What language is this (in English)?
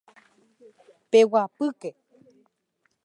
Guarani